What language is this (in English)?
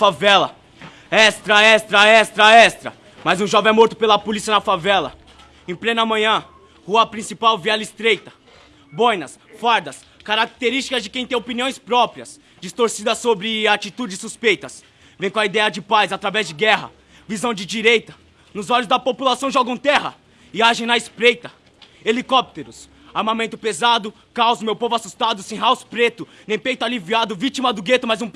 Portuguese